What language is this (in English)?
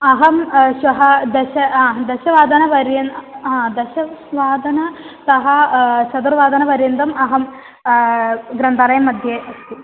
Sanskrit